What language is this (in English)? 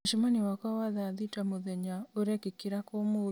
Kikuyu